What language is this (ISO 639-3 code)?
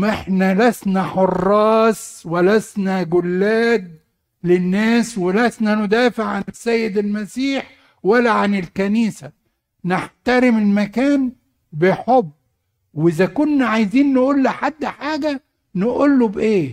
ara